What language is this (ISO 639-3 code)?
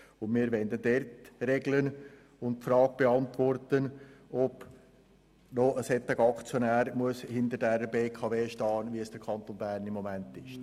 gsw